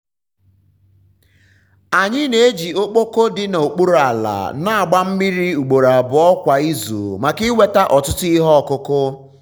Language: Igbo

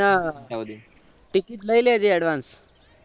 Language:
Gujarati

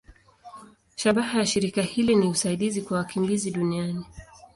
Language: Swahili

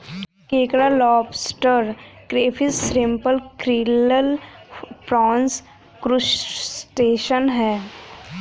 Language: Hindi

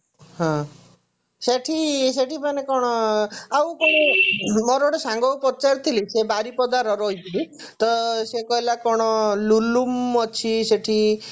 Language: Odia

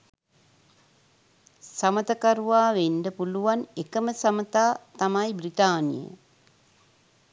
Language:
Sinhala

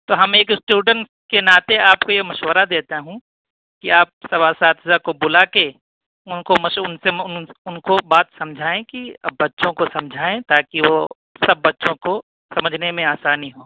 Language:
Urdu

